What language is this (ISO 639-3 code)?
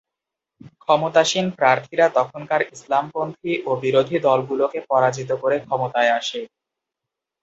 ben